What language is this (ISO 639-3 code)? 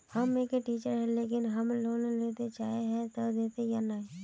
mag